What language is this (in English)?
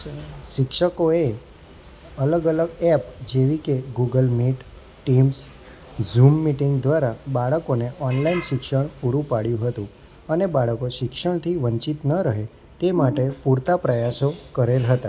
Gujarati